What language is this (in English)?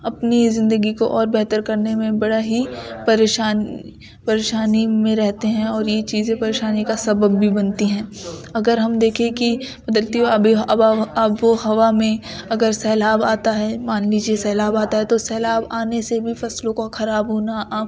Urdu